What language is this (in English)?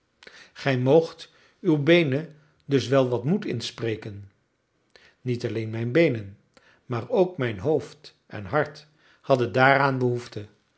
Dutch